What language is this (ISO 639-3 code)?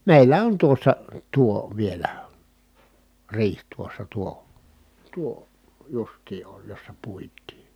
fin